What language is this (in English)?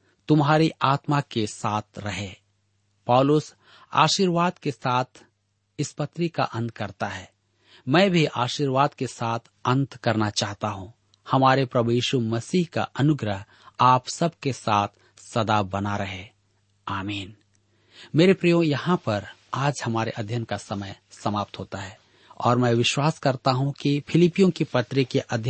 Hindi